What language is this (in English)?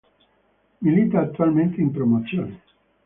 Italian